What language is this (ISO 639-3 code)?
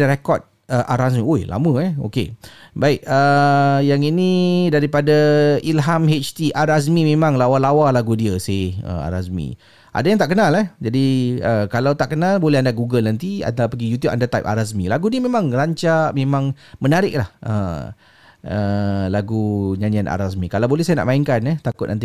msa